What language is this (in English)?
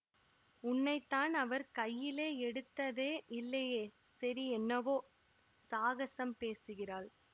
Tamil